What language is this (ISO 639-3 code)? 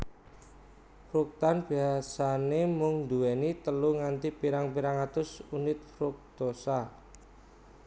jav